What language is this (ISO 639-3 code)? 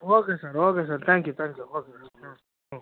tam